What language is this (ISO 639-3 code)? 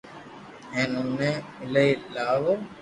lrk